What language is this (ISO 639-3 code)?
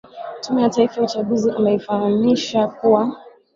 swa